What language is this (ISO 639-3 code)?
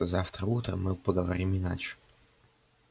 rus